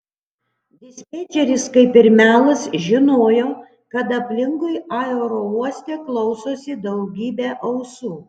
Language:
Lithuanian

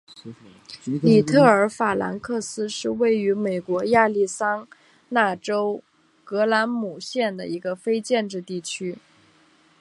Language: Chinese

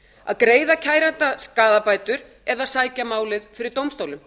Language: Icelandic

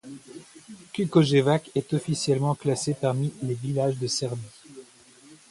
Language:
French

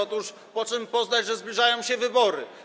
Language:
Polish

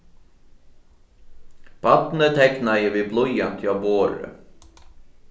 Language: Faroese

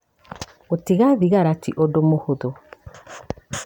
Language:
Kikuyu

